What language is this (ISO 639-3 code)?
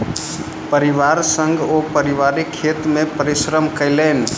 mai